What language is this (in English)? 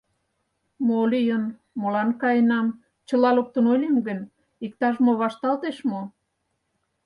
Mari